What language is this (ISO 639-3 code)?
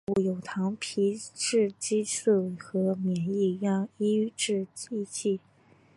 zho